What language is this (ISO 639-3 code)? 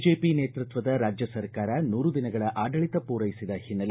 kan